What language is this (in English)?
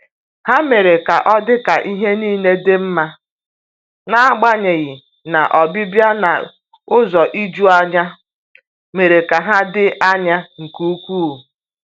Igbo